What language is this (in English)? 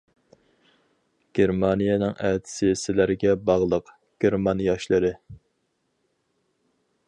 Uyghur